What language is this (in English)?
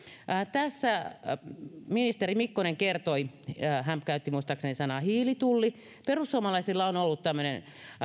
Finnish